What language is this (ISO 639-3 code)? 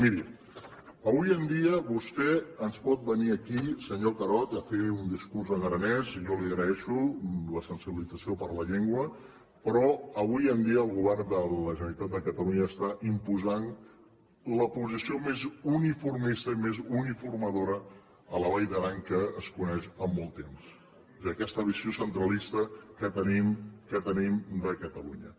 cat